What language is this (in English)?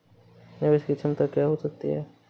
Hindi